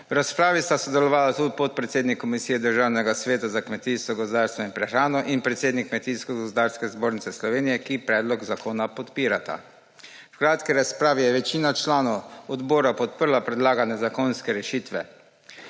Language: Slovenian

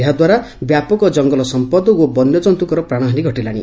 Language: Odia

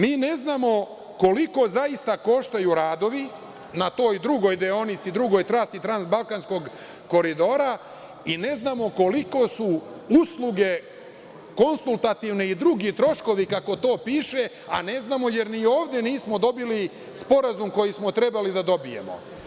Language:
Serbian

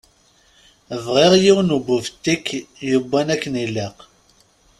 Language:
Kabyle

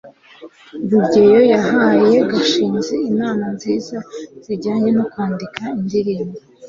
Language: Kinyarwanda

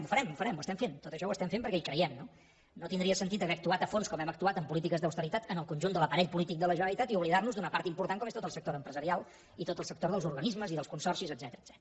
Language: Catalan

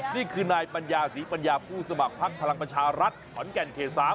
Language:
Thai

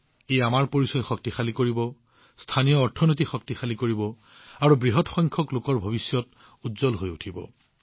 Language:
Assamese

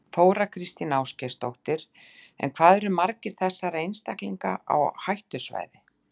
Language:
Icelandic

